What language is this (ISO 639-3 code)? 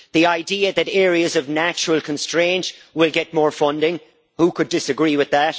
eng